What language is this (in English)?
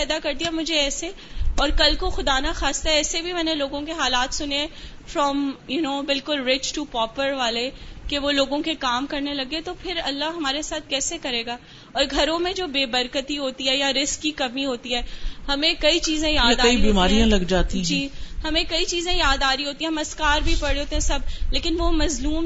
Urdu